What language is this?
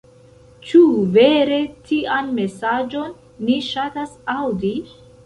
Esperanto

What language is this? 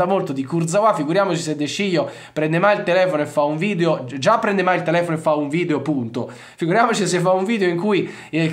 Italian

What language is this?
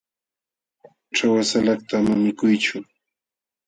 Jauja Wanca Quechua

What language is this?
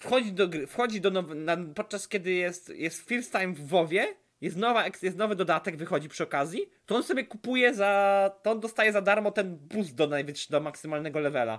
Polish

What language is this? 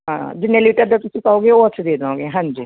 Punjabi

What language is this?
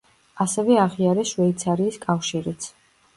Georgian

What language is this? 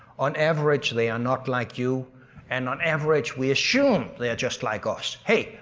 English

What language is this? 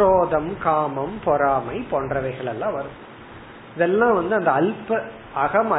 Tamil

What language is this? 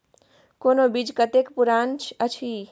Maithili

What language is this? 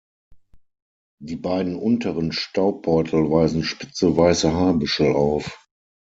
German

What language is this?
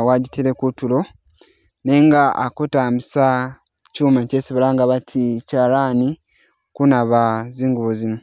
Masaaba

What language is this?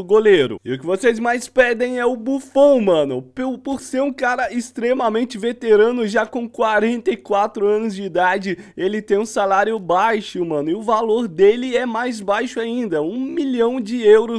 Portuguese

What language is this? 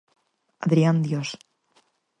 Galician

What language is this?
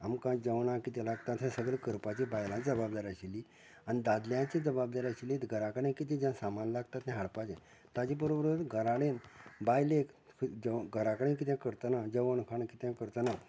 Konkani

